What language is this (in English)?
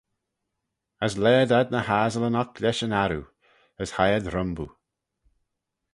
Manx